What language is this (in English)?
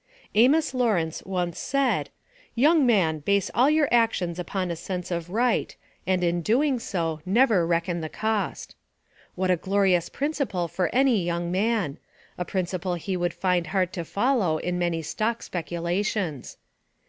English